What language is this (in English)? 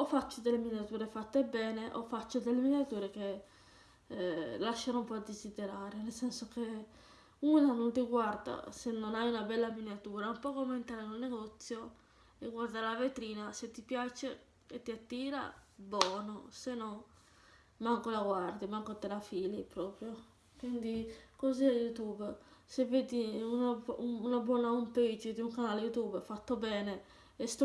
Italian